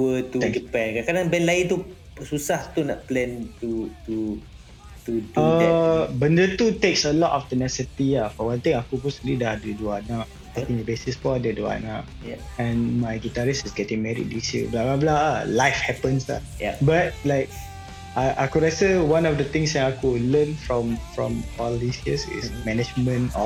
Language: Malay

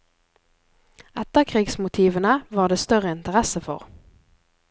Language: Norwegian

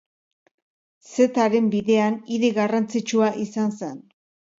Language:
Basque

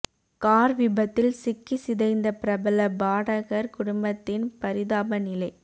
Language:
Tamil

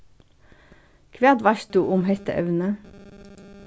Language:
Faroese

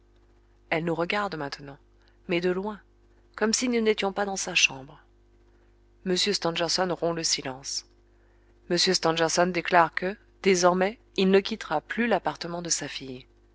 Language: French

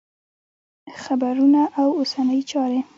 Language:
Pashto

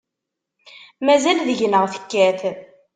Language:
Kabyle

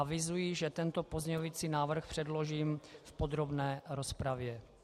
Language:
Czech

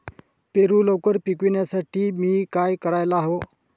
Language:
Marathi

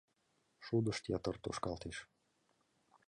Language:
Mari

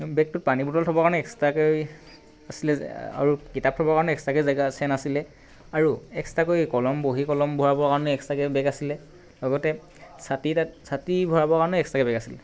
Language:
Assamese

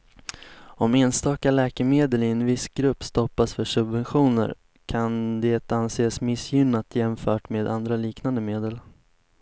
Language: Swedish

